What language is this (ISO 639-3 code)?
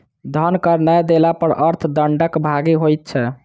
mai